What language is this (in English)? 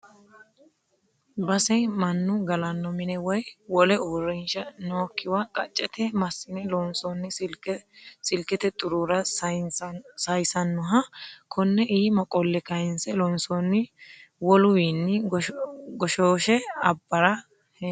Sidamo